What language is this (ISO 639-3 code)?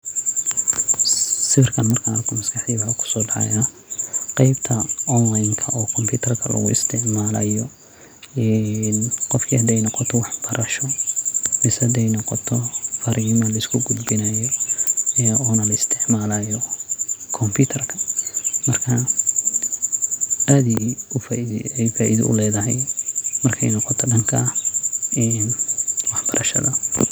som